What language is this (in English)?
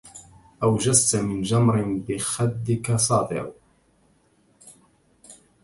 Arabic